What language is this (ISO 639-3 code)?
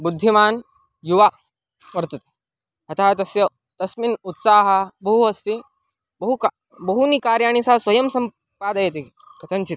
san